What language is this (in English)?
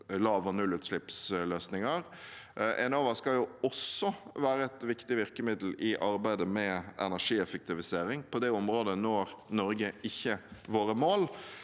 Norwegian